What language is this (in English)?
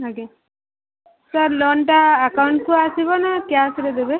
Odia